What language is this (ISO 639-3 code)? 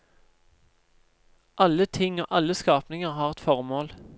nor